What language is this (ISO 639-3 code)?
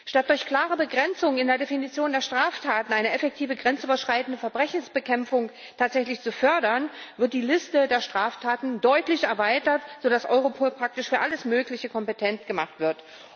deu